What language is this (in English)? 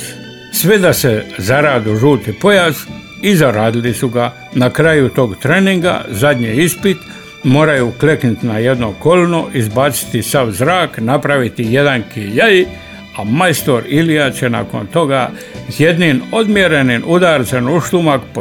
Croatian